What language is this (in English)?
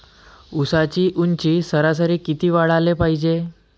Marathi